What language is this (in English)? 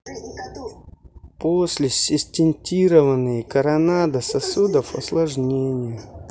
Russian